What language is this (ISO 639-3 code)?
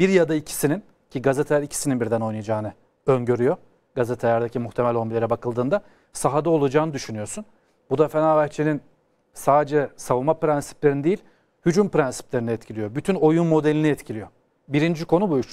tur